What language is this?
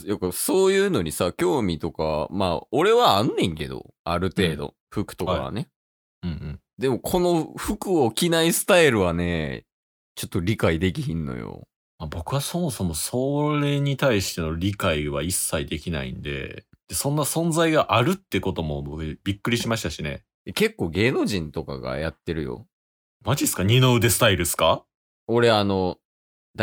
Japanese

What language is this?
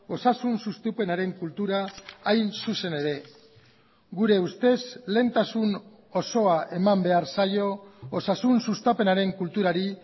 Basque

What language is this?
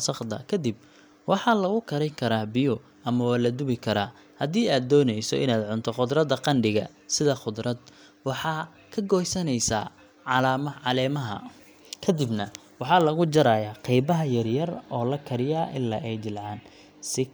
Somali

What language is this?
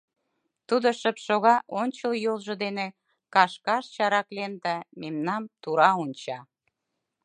Mari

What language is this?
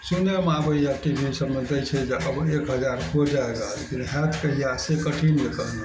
Maithili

